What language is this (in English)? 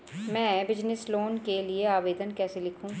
Hindi